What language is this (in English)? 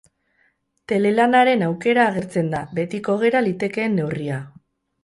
Basque